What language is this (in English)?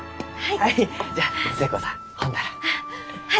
Japanese